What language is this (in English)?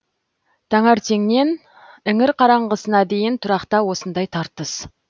Kazakh